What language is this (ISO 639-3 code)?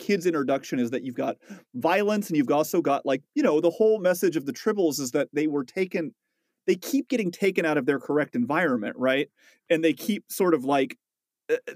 eng